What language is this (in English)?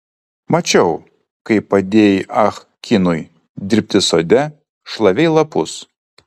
Lithuanian